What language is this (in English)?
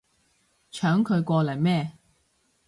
Cantonese